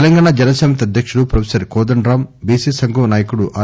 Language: Telugu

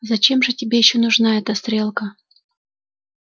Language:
Russian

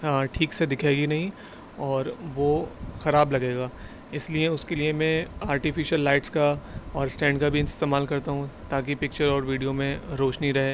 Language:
Urdu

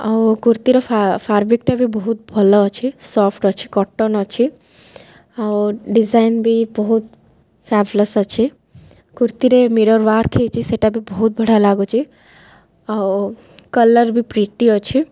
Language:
Odia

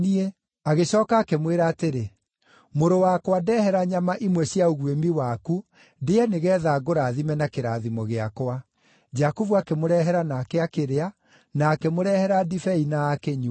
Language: Kikuyu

